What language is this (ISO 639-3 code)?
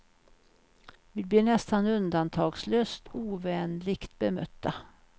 swe